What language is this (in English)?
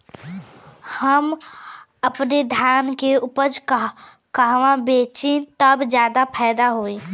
Bhojpuri